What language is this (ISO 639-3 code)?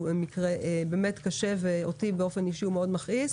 heb